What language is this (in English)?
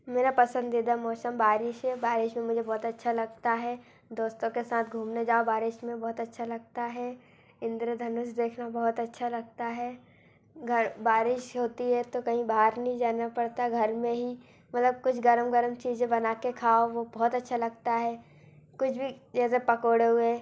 Hindi